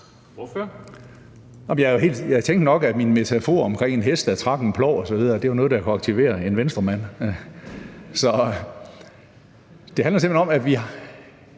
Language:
Danish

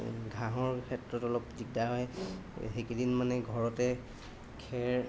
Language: Assamese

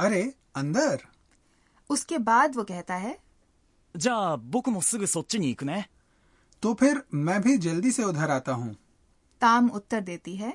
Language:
Hindi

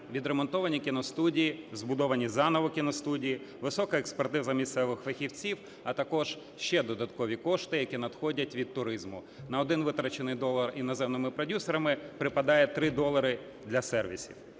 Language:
Ukrainian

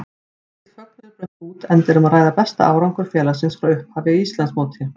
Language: Icelandic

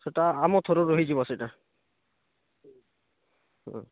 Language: Odia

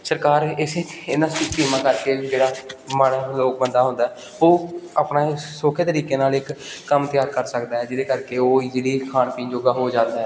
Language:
Punjabi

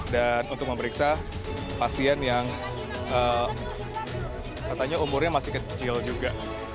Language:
Indonesian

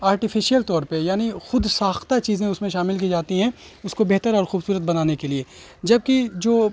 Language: Urdu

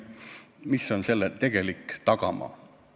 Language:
Estonian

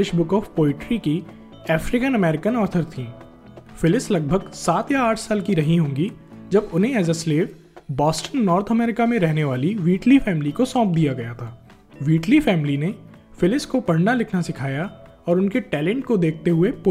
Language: Hindi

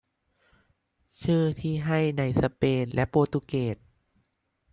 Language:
Thai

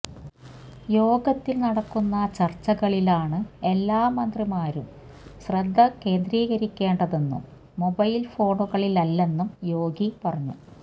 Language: Malayalam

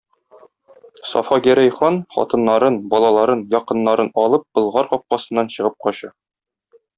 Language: Tatar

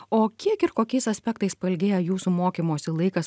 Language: Lithuanian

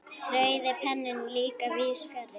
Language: Icelandic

